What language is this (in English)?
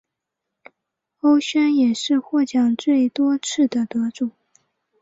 Chinese